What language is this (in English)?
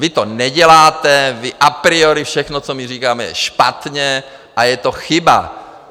Czech